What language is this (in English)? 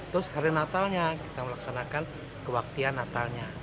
Indonesian